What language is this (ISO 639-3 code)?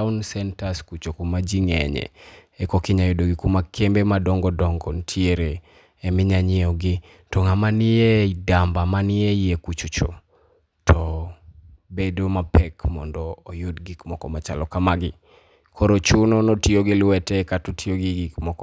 luo